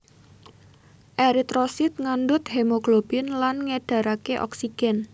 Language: Javanese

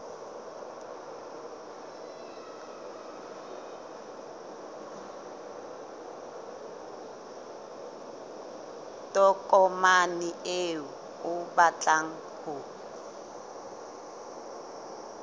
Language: Southern Sotho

